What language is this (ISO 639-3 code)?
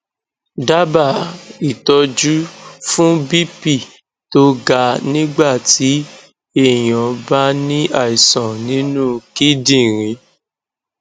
yor